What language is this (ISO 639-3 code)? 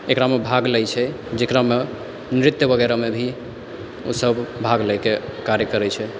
mai